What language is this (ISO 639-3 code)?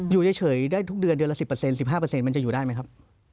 tha